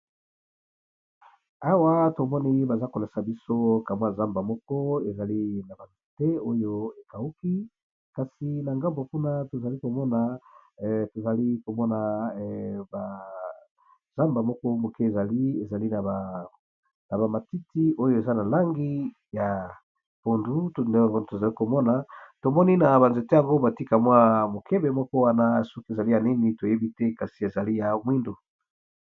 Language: Lingala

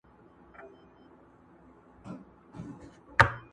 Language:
Pashto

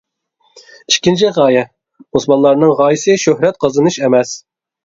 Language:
Uyghur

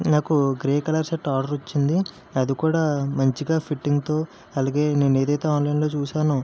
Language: Telugu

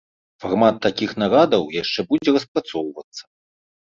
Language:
Belarusian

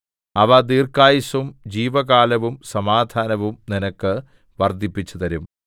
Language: Malayalam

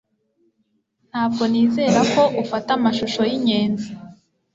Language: Kinyarwanda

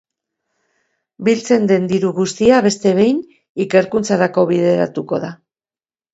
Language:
Basque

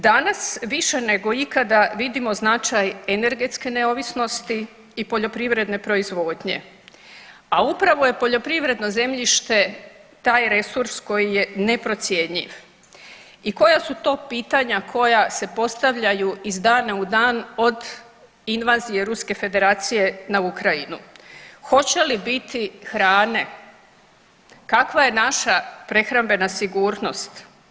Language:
Croatian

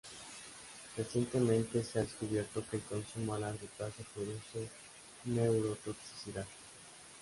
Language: Spanish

